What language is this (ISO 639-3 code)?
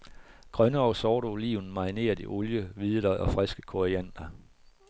dan